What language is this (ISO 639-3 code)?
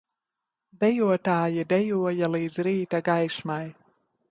lav